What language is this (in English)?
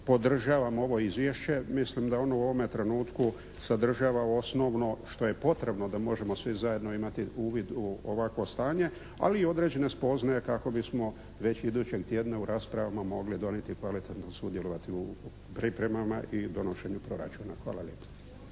Croatian